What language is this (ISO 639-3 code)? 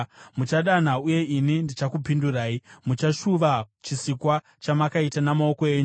sna